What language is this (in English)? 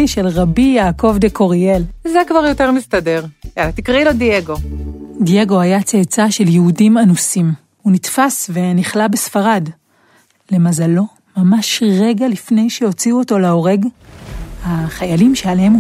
Hebrew